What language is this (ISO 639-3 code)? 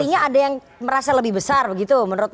ind